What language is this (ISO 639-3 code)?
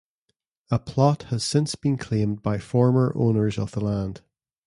eng